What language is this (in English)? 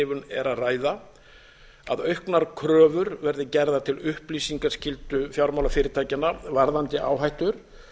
Icelandic